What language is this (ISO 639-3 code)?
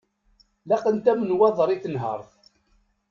kab